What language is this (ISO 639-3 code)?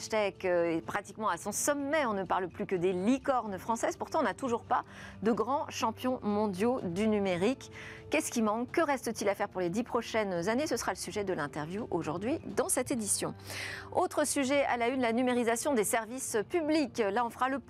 fra